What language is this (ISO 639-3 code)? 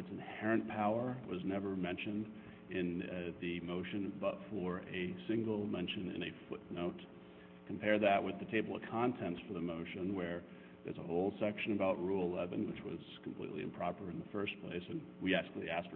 eng